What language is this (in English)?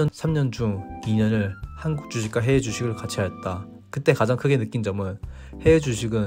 Korean